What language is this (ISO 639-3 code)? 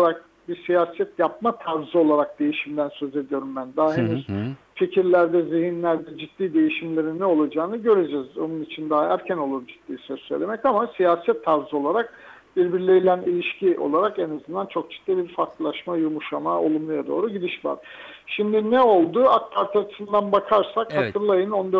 tur